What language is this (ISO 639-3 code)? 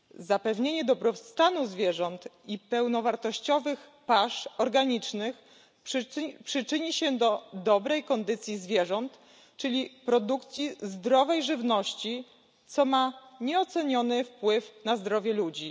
pol